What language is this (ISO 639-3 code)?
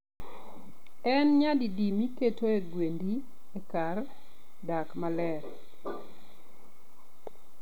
luo